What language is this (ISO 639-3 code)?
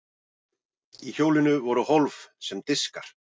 isl